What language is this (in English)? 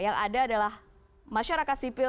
Indonesian